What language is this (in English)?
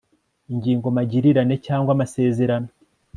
Kinyarwanda